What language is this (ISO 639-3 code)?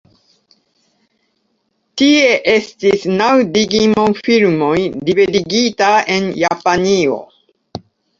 epo